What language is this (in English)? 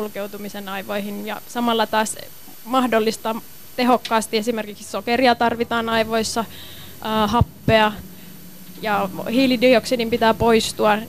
Finnish